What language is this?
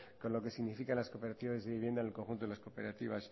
Spanish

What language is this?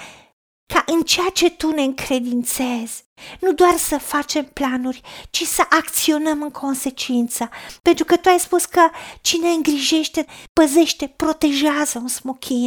Romanian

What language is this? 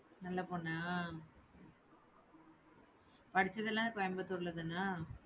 Tamil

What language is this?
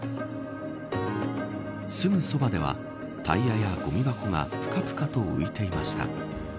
Japanese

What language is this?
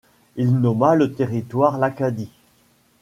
French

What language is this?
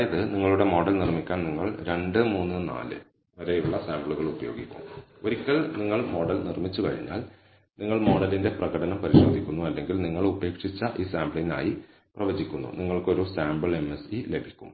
Malayalam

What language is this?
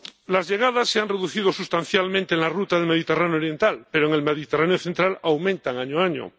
Spanish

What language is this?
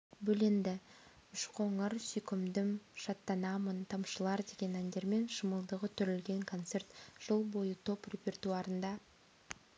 Kazakh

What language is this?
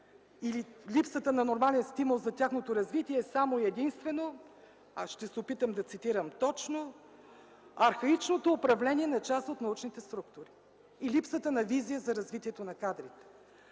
Bulgarian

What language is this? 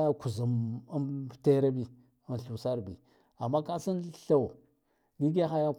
Guduf-Gava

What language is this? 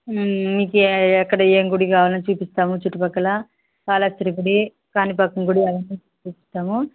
Telugu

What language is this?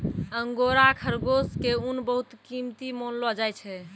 Maithili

